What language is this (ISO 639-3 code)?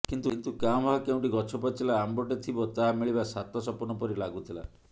ori